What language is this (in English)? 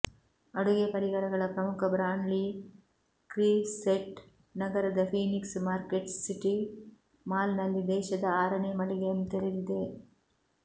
Kannada